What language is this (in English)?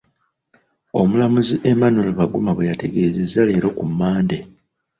Ganda